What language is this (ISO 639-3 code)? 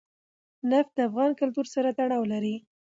pus